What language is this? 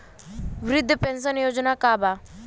Bhojpuri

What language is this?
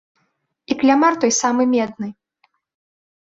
Belarusian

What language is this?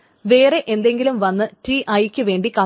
Malayalam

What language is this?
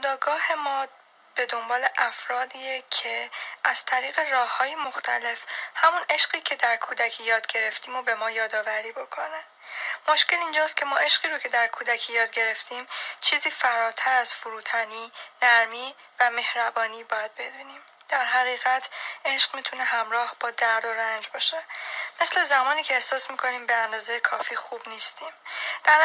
Persian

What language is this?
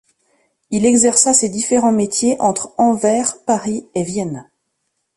French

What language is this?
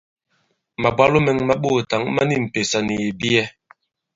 Bankon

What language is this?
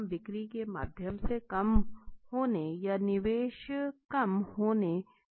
Hindi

